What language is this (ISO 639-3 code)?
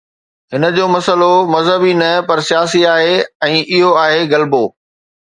snd